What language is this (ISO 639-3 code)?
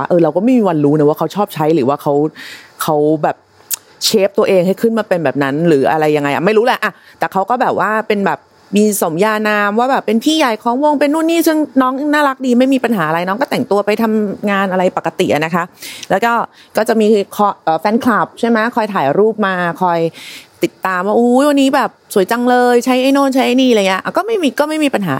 tha